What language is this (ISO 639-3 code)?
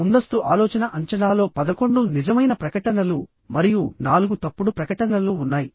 tel